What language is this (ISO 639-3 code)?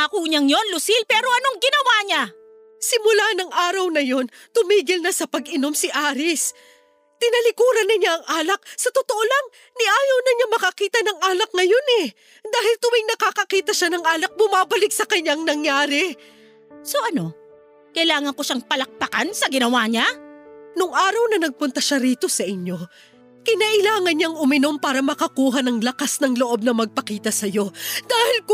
fil